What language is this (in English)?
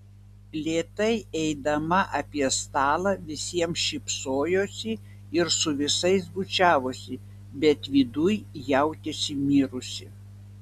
Lithuanian